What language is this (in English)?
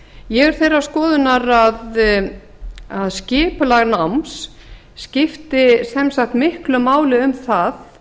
Icelandic